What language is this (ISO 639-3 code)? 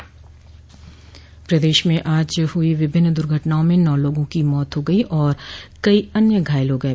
hin